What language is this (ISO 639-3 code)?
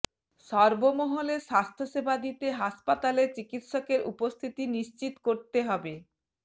ben